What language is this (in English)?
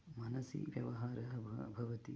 Sanskrit